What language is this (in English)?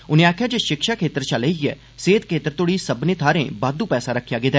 Dogri